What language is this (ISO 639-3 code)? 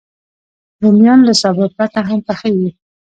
pus